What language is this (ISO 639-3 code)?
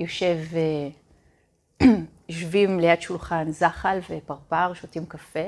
heb